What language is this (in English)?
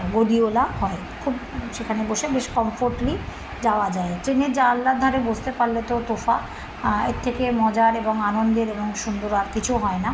Bangla